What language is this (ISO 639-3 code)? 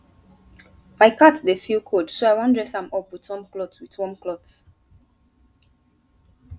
pcm